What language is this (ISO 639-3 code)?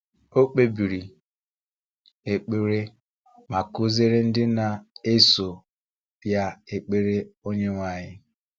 ibo